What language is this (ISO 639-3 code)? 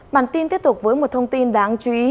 vie